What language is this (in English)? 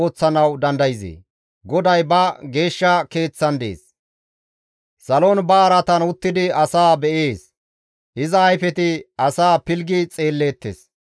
Gamo